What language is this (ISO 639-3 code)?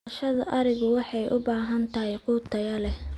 som